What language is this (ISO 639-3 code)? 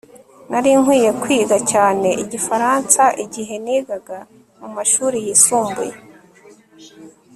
kin